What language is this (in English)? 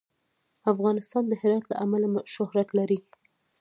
Pashto